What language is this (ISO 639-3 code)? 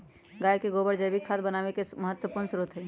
mag